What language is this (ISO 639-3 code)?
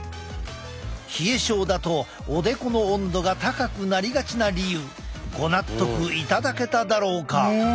jpn